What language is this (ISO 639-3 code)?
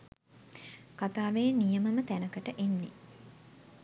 sin